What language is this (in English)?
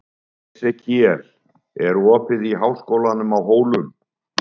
Icelandic